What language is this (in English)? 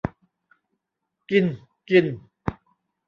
Thai